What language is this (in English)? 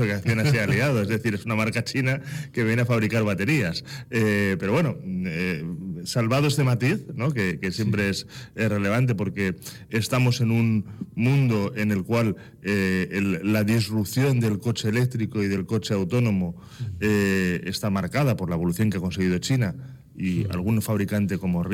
Spanish